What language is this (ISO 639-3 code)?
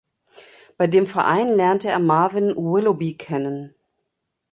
deu